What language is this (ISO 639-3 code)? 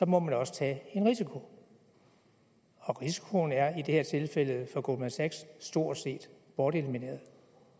dan